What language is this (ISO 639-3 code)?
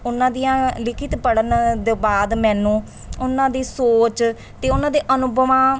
pan